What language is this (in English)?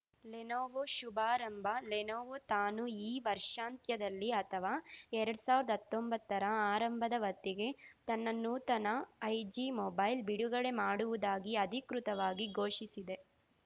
Kannada